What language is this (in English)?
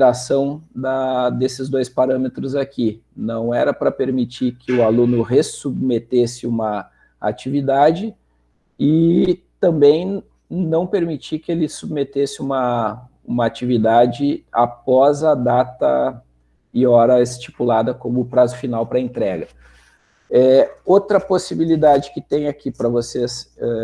Portuguese